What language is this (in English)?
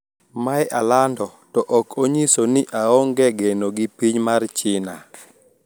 Luo (Kenya and Tanzania)